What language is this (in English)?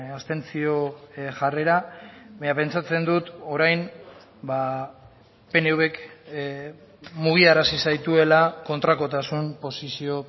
Basque